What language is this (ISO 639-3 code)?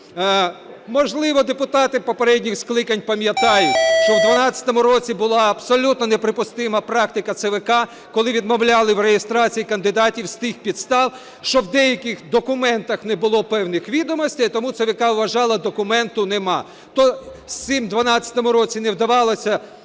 ukr